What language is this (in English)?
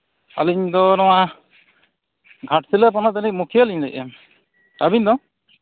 Santali